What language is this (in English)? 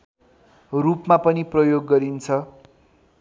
Nepali